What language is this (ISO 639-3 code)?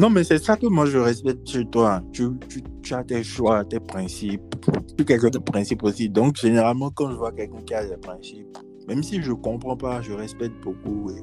fra